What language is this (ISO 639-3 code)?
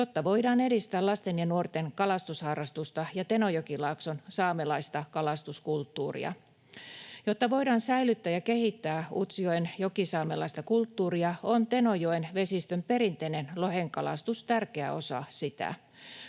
fin